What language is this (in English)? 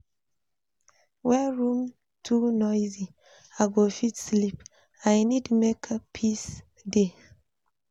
Nigerian Pidgin